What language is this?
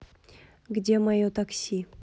Russian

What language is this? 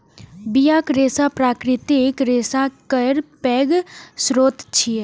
Maithili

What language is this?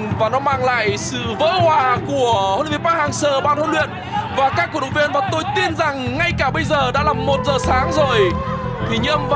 Vietnamese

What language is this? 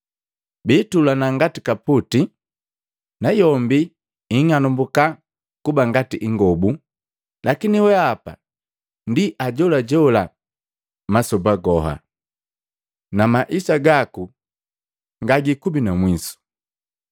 Matengo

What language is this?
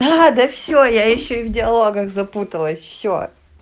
Russian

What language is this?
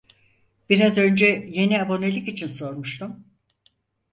Turkish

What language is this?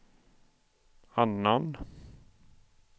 Swedish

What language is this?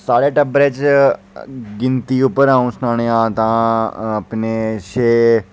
Dogri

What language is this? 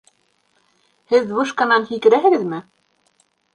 Bashkir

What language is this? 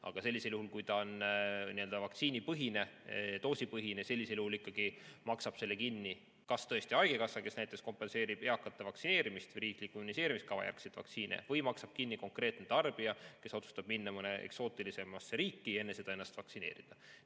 Estonian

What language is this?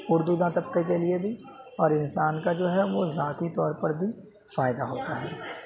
Urdu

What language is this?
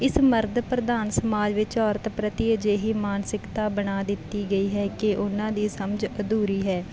Punjabi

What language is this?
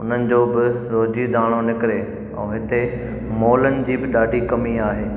Sindhi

